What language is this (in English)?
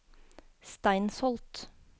Norwegian